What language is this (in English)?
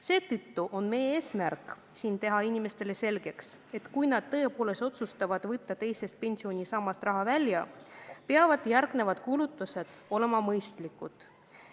Estonian